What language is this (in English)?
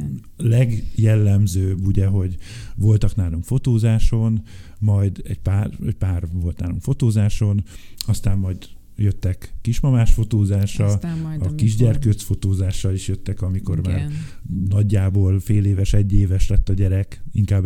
Hungarian